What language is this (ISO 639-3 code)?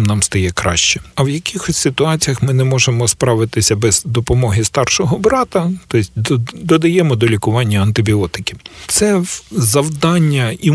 ukr